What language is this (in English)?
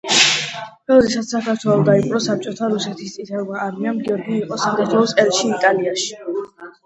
Georgian